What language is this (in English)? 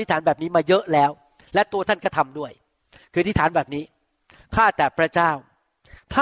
Thai